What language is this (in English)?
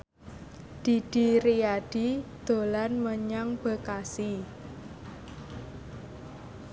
Javanese